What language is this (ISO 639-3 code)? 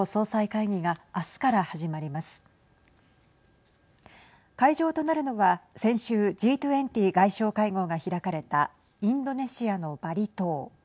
jpn